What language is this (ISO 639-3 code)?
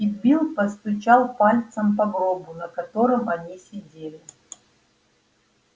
rus